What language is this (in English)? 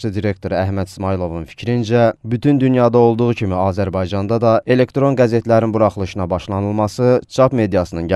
Turkish